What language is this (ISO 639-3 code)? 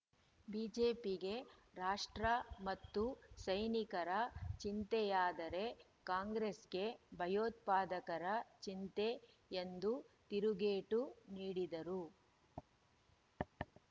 kan